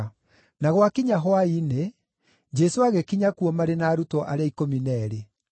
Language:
Kikuyu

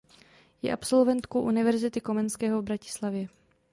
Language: Czech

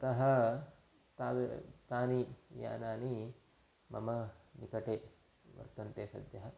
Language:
Sanskrit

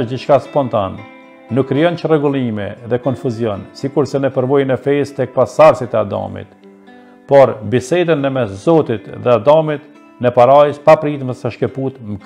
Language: Romanian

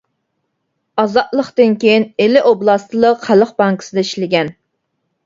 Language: Uyghur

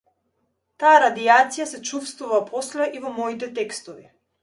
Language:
Macedonian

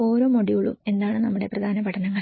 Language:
Malayalam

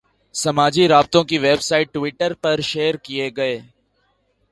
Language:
Urdu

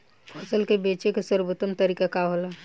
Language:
Bhojpuri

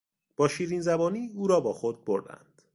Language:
Persian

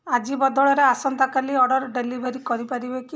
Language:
Odia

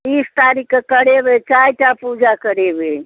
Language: Maithili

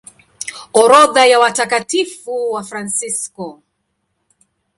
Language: Swahili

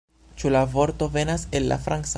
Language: Esperanto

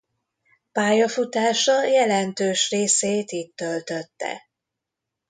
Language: Hungarian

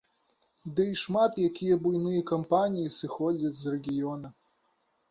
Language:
Belarusian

